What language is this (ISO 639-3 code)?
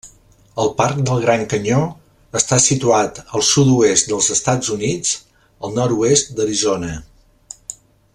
cat